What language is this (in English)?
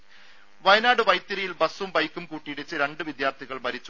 Malayalam